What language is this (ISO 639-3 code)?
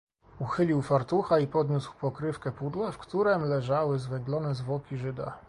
pol